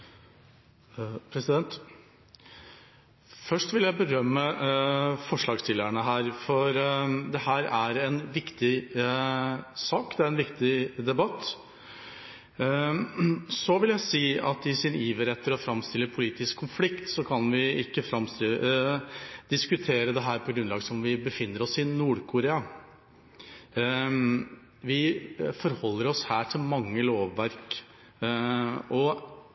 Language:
Norwegian Bokmål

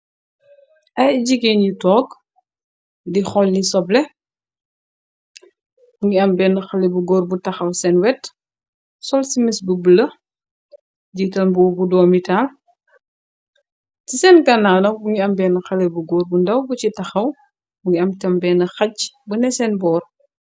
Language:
Wolof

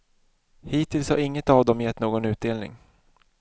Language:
Swedish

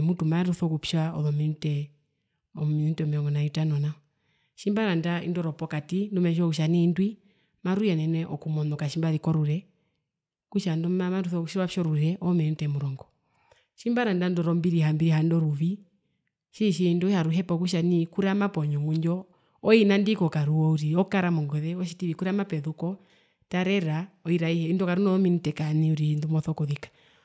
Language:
Herero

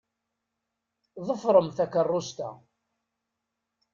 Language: Kabyle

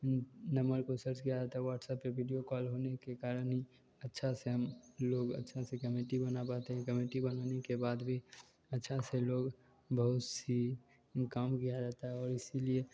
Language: Hindi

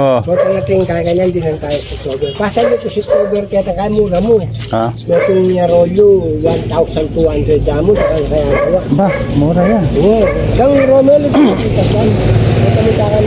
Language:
Filipino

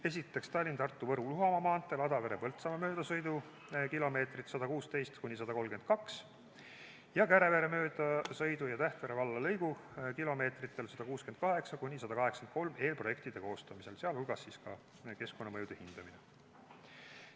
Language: Estonian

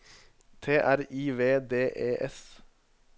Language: Norwegian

